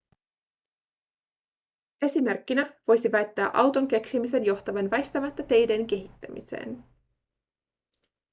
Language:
Finnish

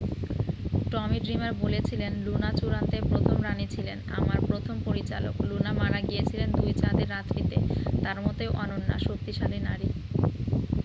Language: Bangla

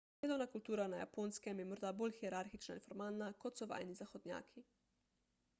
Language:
Slovenian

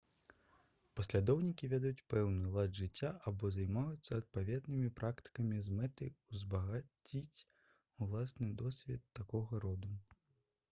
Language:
Belarusian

